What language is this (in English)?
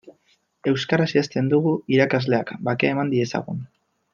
Basque